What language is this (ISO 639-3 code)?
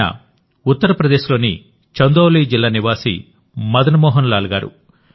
tel